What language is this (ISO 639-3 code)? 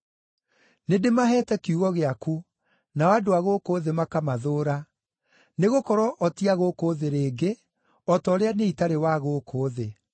kik